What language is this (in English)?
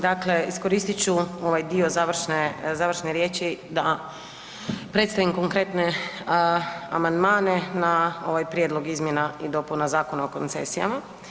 Croatian